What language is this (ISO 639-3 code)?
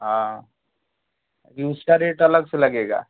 hin